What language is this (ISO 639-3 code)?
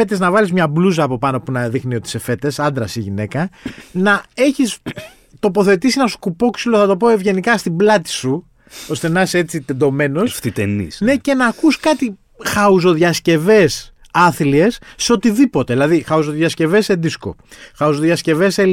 ell